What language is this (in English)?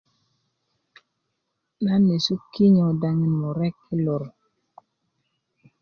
Kuku